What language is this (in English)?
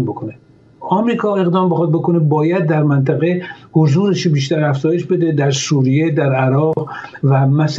Persian